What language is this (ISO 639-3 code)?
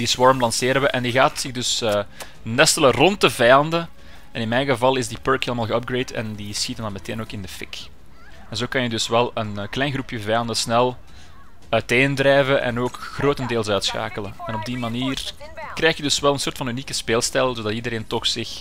nld